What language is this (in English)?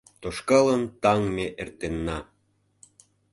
Mari